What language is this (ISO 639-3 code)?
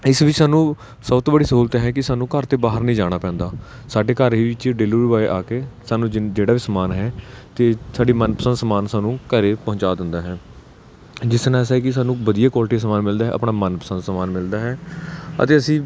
pan